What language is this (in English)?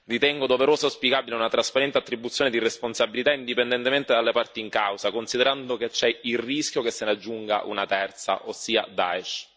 Italian